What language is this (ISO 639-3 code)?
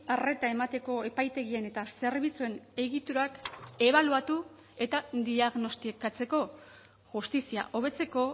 eus